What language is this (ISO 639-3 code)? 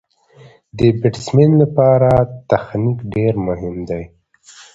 pus